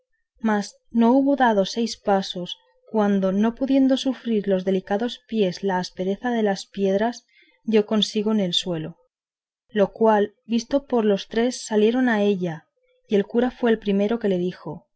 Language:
Spanish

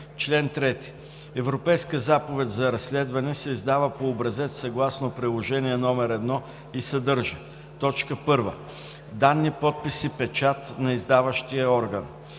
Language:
Bulgarian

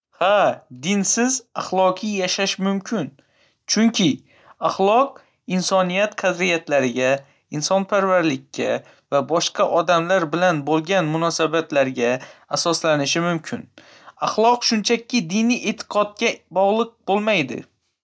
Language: Uzbek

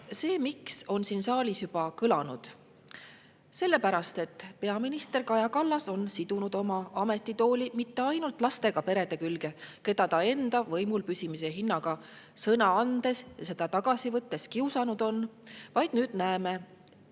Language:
Estonian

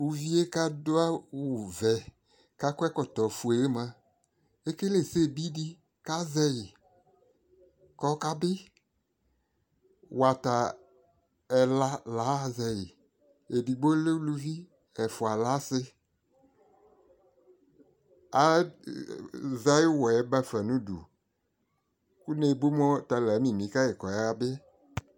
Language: Ikposo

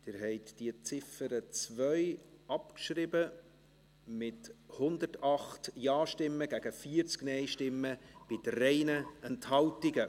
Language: Swiss German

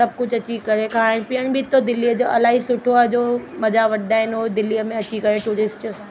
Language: Sindhi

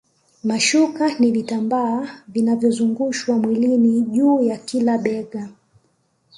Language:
Swahili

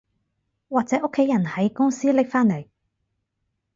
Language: Cantonese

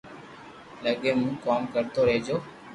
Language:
Loarki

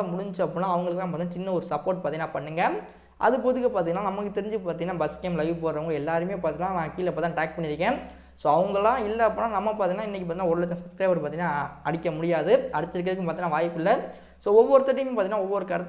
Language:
Turkish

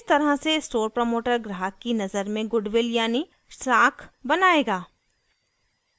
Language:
Hindi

